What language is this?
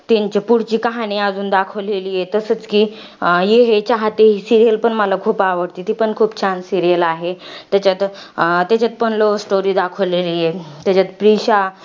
Marathi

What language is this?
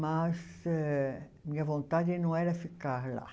Portuguese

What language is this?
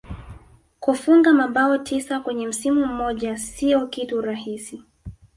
Swahili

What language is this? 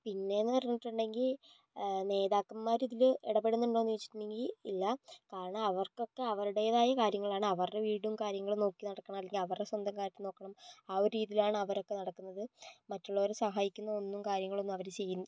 Malayalam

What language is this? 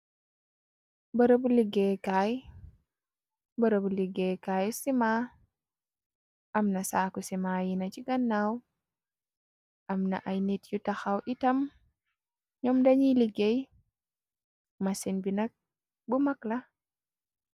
Wolof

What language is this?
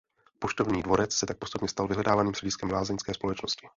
Czech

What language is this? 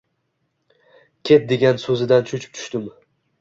Uzbek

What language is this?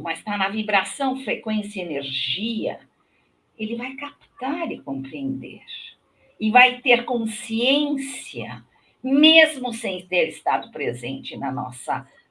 Portuguese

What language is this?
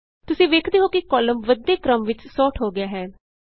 Punjabi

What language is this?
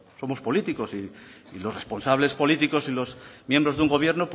Spanish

